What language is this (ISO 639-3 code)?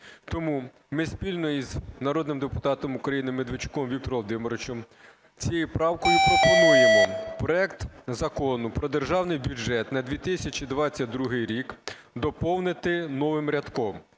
ukr